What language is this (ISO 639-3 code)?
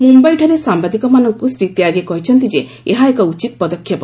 ori